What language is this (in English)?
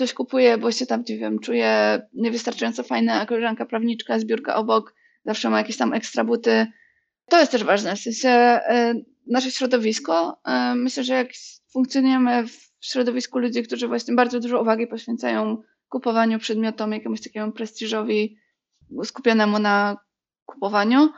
Polish